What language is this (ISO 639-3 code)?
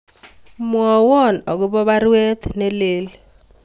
kln